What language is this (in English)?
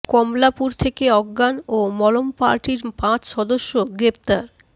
Bangla